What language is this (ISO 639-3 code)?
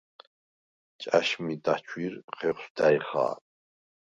sva